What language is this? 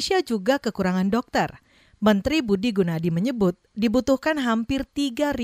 Indonesian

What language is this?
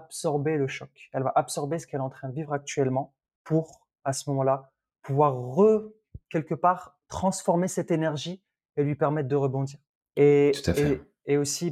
French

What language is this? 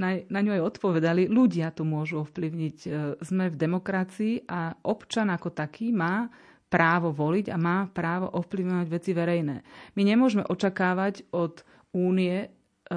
Slovak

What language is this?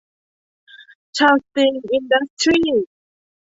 Thai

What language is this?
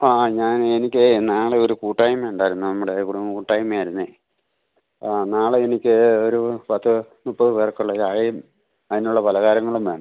Malayalam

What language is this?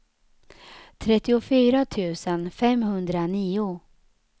Swedish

